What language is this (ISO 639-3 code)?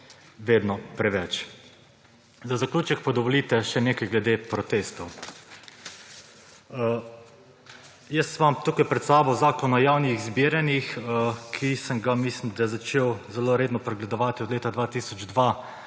slv